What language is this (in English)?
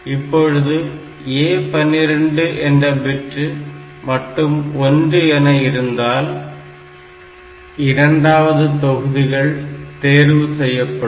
Tamil